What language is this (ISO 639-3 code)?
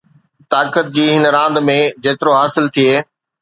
snd